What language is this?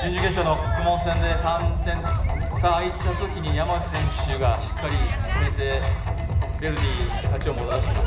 Japanese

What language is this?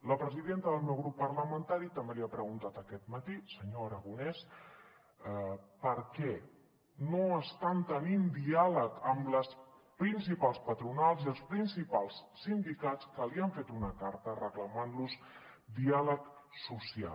Catalan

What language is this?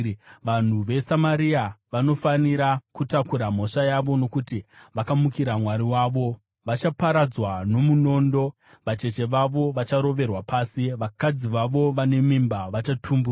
Shona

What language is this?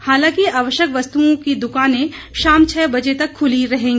Hindi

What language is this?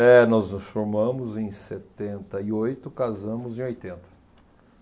Portuguese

